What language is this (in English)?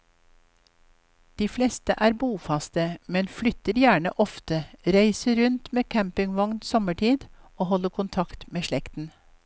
Norwegian